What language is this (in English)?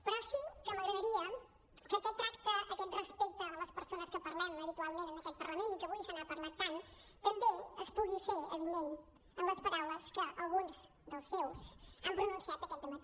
Catalan